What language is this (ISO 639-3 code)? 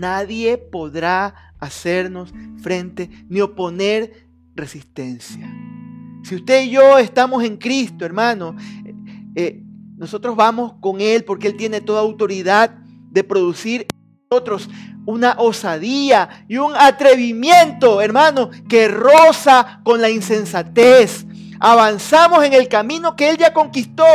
spa